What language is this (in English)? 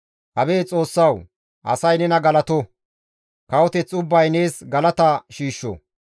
Gamo